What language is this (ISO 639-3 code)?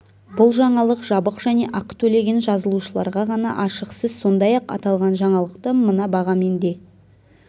kaz